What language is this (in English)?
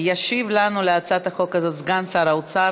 Hebrew